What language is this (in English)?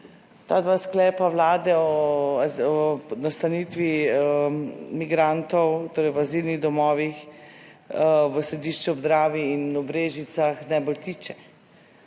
Slovenian